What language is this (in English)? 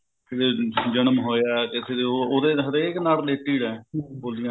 Punjabi